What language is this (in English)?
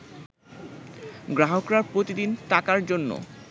Bangla